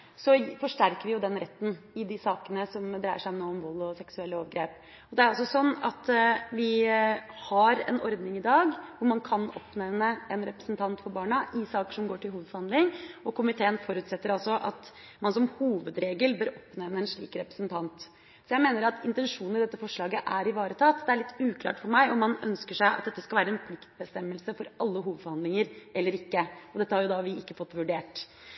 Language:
Norwegian Bokmål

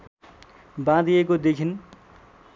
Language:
Nepali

